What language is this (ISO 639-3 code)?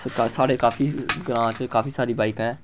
doi